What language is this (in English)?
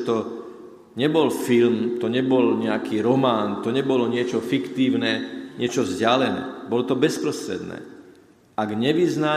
Slovak